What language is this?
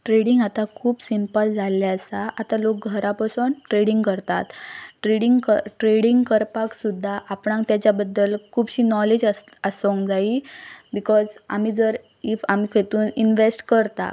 Konkani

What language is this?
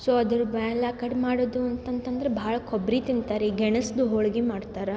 Kannada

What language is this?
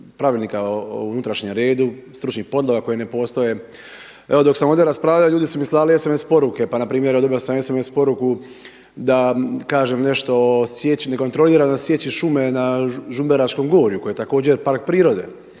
Croatian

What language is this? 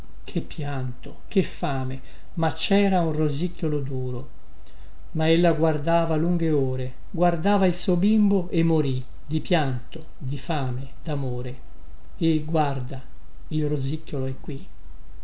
Italian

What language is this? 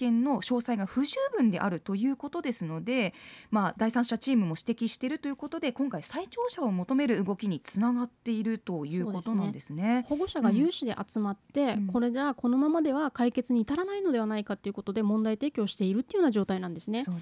Japanese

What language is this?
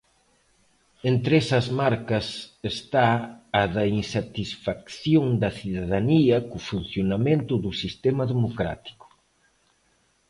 Galician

